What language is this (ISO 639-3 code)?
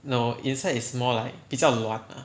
eng